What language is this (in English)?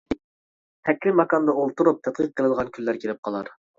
Uyghur